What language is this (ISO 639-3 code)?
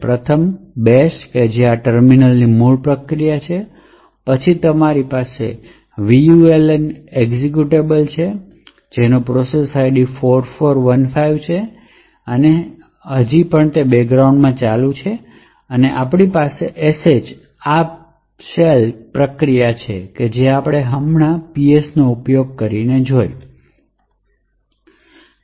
guj